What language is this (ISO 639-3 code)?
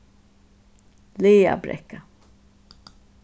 fao